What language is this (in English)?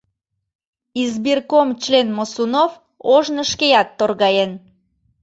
Mari